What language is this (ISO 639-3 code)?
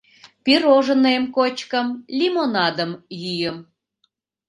chm